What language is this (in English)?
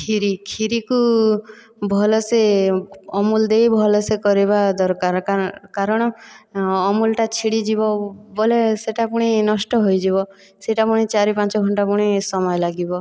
Odia